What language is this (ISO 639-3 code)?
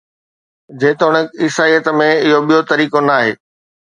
snd